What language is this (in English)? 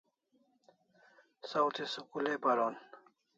Kalasha